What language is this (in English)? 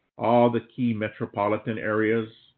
English